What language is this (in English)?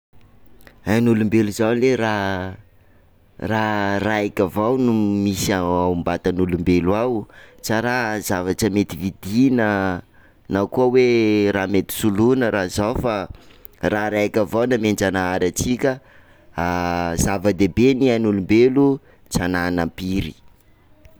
Sakalava Malagasy